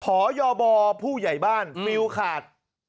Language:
Thai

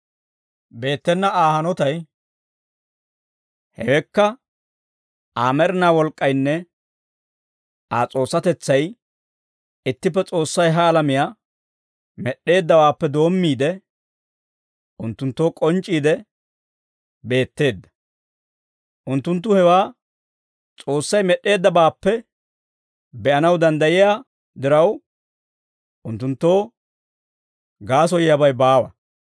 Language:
Dawro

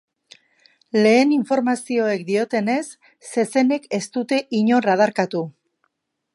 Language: Basque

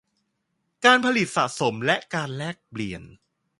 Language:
Thai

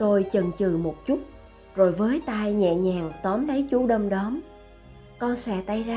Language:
Vietnamese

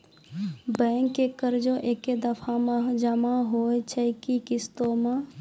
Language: Maithili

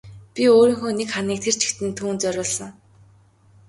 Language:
Mongolian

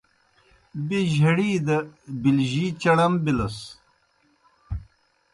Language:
Kohistani Shina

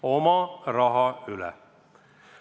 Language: Estonian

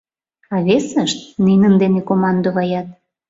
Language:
Mari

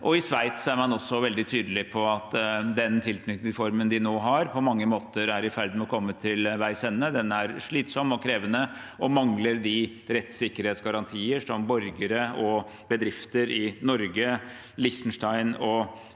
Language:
Norwegian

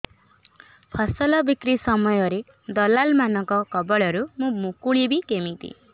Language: Odia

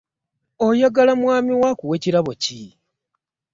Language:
Ganda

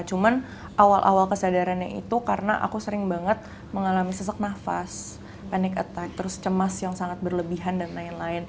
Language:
Indonesian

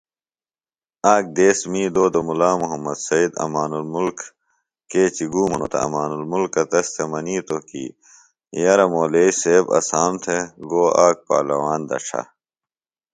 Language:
Phalura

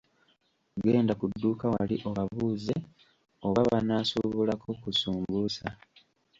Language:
Ganda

